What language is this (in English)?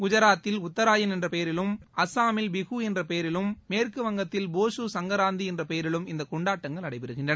Tamil